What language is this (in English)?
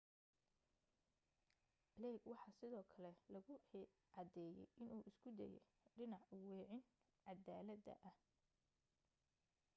Somali